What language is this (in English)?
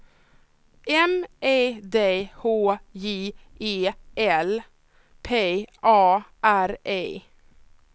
Swedish